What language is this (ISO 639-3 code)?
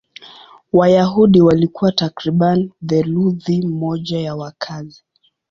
swa